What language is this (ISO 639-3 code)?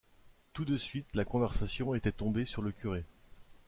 fra